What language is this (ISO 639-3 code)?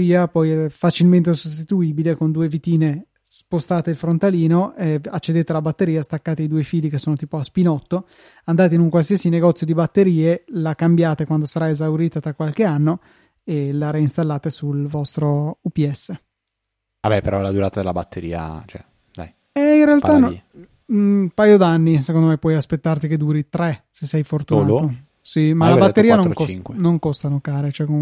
ita